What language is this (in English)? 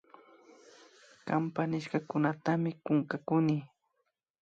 Imbabura Highland Quichua